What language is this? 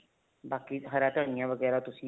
Punjabi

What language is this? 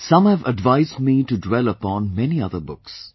English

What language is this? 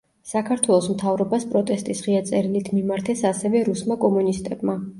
Georgian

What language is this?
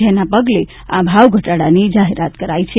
Gujarati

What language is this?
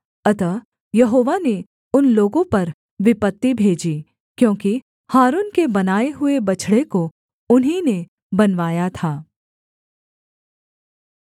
Hindi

